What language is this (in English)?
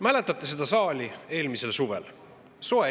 Estonian